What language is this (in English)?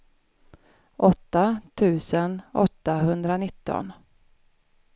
Swedish